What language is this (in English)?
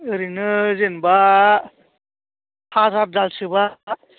Bodo